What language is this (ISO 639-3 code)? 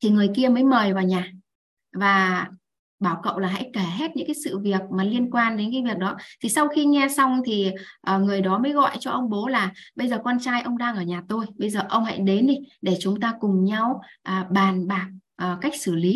vie